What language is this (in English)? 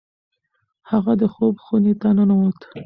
Pashto